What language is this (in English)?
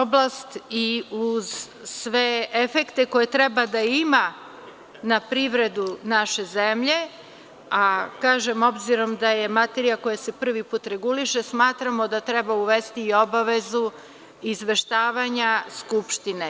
Serbian